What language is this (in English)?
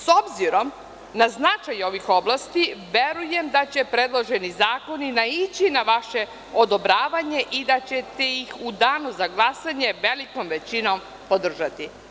Serbian